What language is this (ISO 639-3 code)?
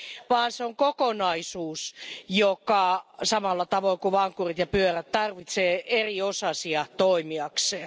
fin